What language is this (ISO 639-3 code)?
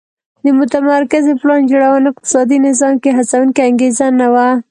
pus